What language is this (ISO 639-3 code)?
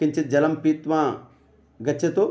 san